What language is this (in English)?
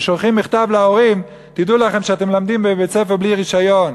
Hebrew